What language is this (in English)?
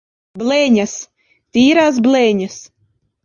Latvian